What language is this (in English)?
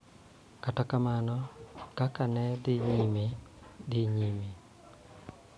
Luo (Kenya and Tanzania)